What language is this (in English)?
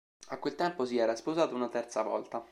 Italian